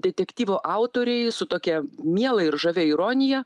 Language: Lithuanian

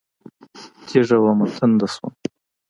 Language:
Pashto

